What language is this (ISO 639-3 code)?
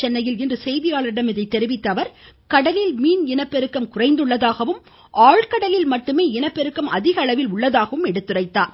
tam